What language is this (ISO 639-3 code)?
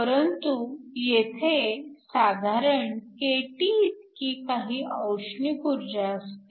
mar